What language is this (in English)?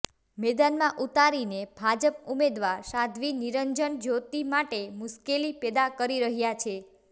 Gujarati